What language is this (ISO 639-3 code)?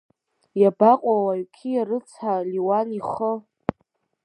abk